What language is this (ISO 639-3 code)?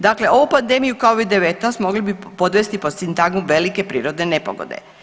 hrv